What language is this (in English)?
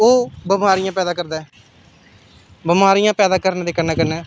Dogri